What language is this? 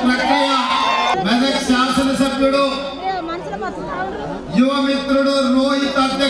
Telugu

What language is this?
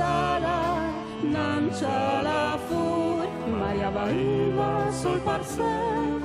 Italian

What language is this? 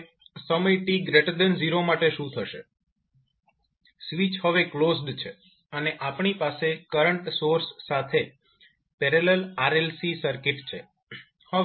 Gujarati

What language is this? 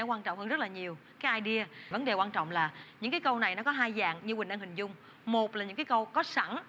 Vietnamese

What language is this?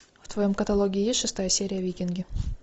Russian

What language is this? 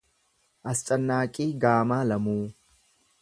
Oromo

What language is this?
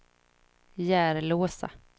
Swedish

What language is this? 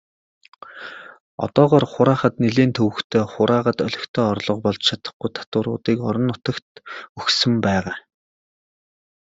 Mongolian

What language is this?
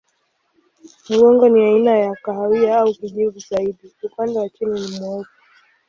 Swahili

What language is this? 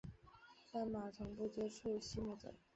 Chinese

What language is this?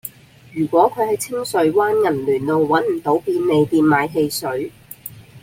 Cantonese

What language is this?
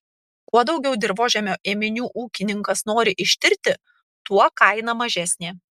Lithuanian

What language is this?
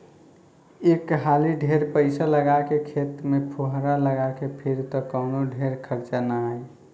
Bhojpuri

